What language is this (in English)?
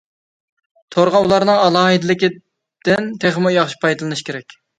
Uyghur